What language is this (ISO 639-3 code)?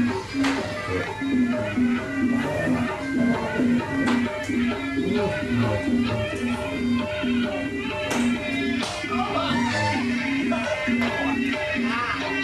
ind